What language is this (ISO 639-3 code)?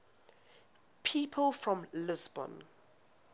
eng